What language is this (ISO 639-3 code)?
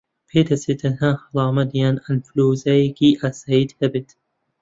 ckb